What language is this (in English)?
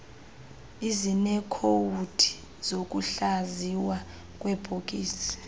Xhosa